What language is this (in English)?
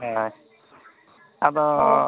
Santali